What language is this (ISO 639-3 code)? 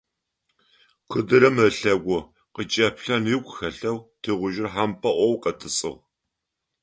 ady